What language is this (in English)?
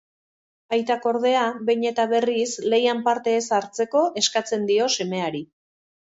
Basque